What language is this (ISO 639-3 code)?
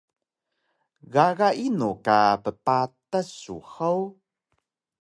trv